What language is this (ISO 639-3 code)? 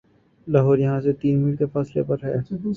urd